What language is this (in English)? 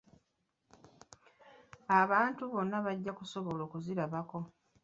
Ganda